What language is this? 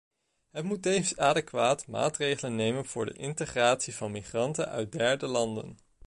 Dutch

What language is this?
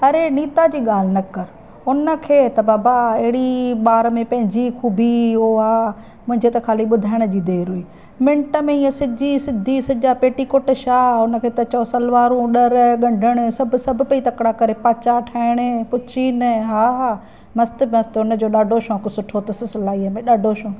Sindhi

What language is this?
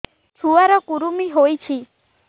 Odia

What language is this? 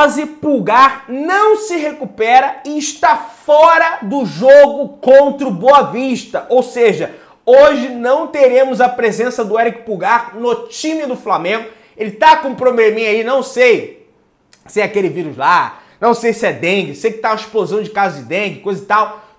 Portuguese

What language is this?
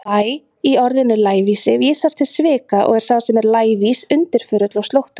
Icelandic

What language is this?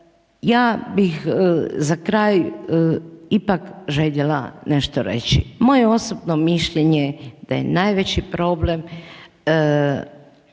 Croatian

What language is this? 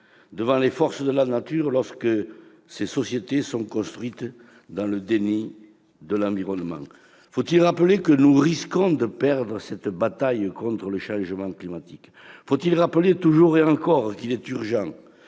French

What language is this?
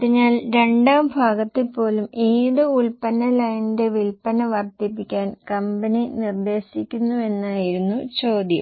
Malayalam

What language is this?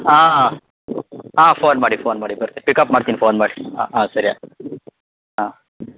Kannada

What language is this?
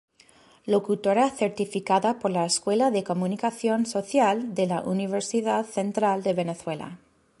Spanish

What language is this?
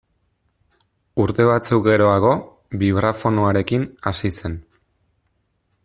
Basque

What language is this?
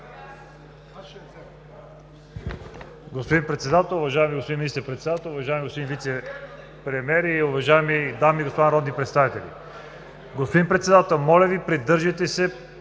Bulgarian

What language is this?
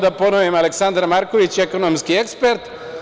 Serbian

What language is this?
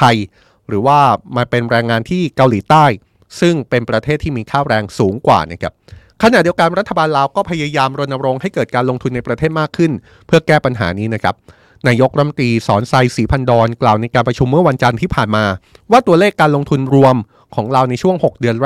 Thai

